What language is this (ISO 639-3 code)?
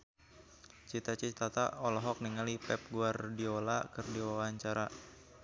sun